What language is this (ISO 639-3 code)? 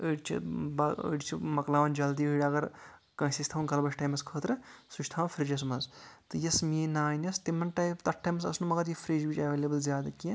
kas